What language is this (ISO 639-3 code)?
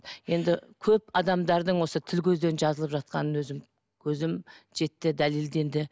kaz